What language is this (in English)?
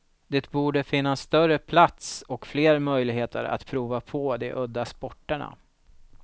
Swedish